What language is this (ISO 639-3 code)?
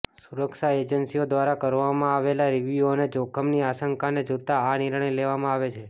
guj